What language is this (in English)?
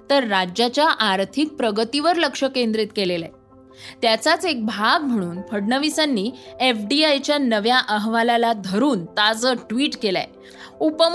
Marathi